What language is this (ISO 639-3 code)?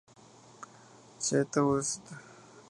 spa